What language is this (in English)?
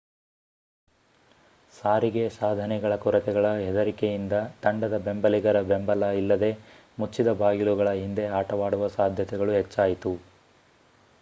Kannada